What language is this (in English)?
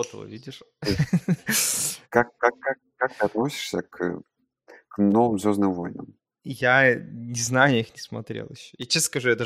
Russian